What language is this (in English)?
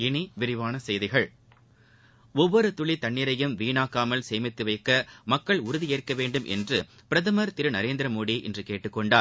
Tamil